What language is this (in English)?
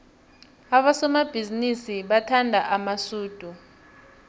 South Ndebele